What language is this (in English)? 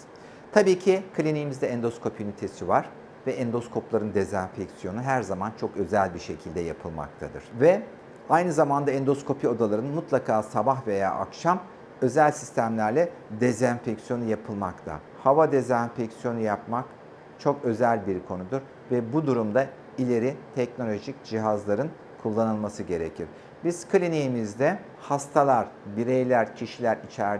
Turkish